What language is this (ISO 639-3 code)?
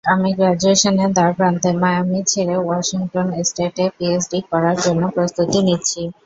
ben